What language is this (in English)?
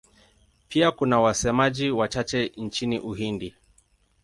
Swahili